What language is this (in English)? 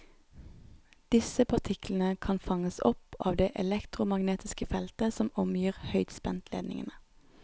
Norwegian